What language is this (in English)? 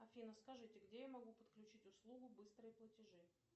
Russian